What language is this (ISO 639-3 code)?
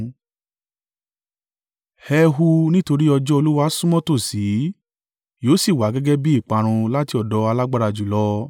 yor